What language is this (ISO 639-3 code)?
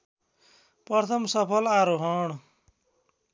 nep